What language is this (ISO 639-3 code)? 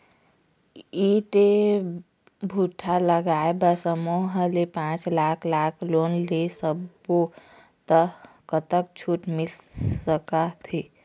hne